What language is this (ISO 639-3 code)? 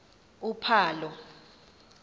xho